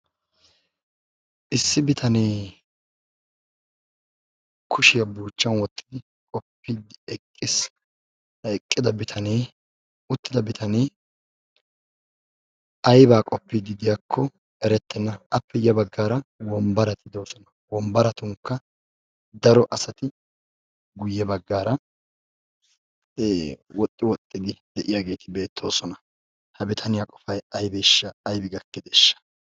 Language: Wolaytta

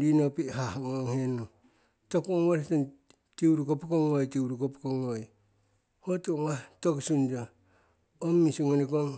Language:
Siwai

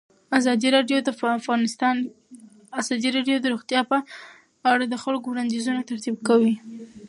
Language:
Pashto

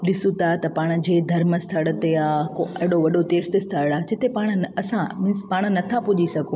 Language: Sindhi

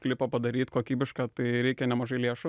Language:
Lithuanian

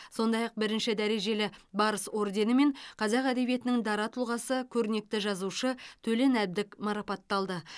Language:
Kazakh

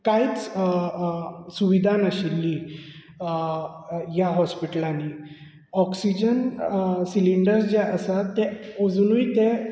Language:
Konkani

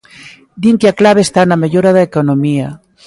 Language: Galician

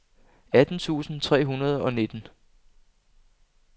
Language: Danish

